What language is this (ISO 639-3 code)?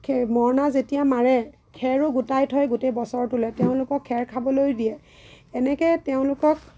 asm